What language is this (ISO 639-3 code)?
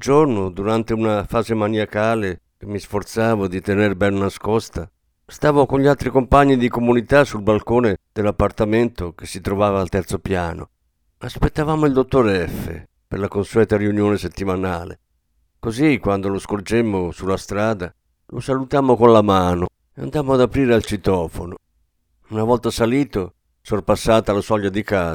ita